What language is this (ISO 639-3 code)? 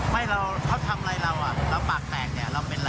tha